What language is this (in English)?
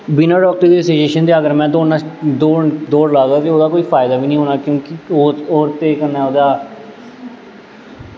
Dogri